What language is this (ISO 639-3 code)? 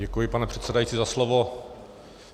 ces